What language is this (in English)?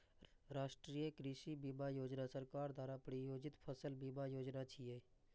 Maithili